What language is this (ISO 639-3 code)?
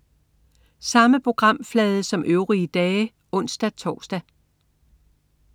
dan